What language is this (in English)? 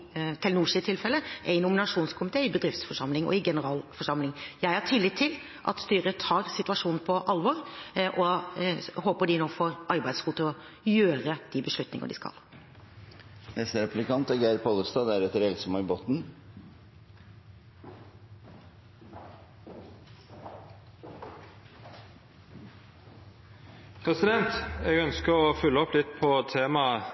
Norwegian